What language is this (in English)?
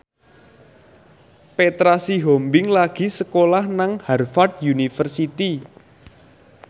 Javanese